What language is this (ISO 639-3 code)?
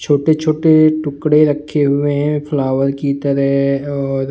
hin